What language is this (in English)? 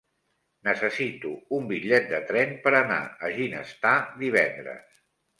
Catalan